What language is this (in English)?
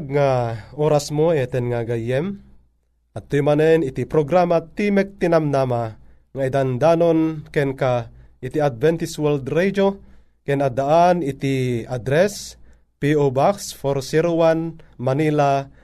Filipino